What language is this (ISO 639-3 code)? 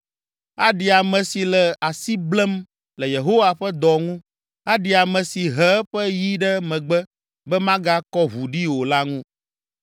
ewe